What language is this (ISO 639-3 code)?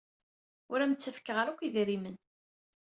kab